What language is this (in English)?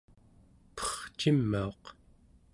Central Yupik